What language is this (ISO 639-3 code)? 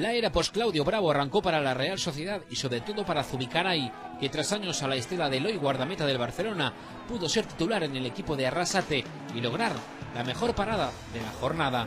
spa